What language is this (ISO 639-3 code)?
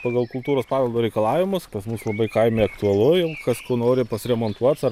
lit